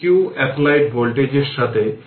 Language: Bangla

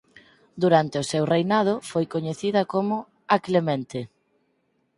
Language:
Galician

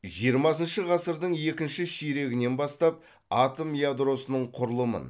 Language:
Kazakh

